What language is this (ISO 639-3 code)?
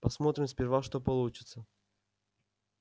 rus